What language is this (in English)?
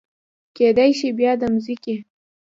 Pashto